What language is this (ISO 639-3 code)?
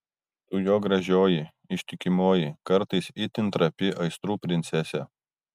lit